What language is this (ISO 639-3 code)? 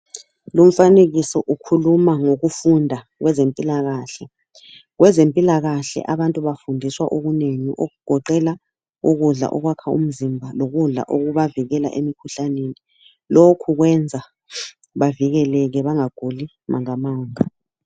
nde